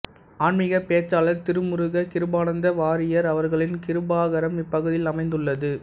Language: Tamil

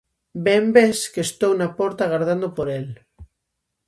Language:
Galician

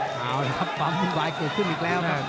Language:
Thai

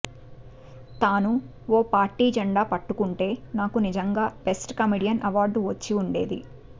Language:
Telugu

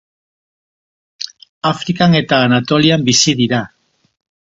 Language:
Basque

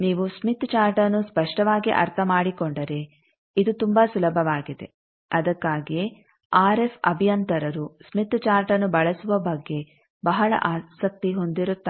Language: Kannada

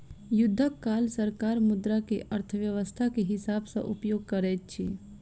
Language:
Maithili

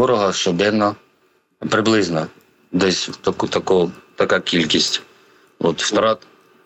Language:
Ukrainian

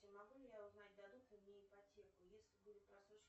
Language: Russian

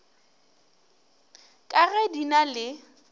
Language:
Northern Sotho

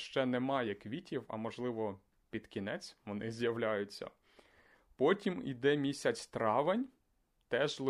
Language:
Ukrainian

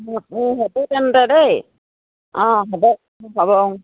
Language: Assamese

